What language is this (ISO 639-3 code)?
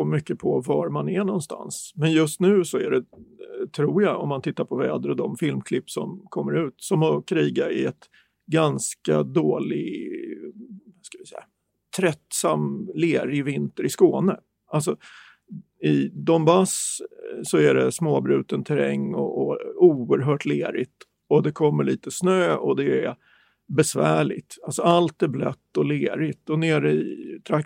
swe